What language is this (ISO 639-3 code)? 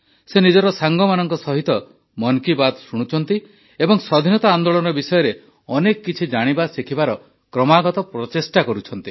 ori